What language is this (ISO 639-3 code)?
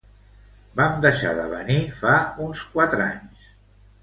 cat